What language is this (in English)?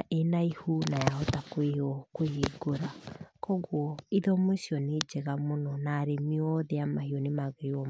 Kikuyu